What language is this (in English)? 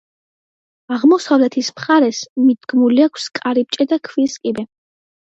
Georgian